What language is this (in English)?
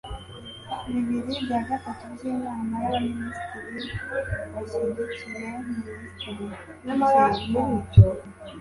Kinyarwanda